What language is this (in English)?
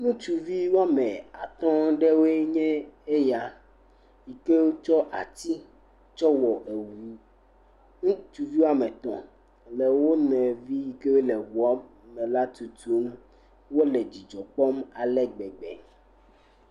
Ewe